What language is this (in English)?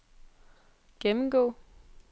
Danish